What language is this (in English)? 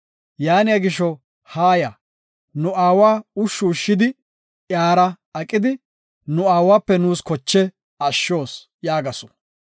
Gofa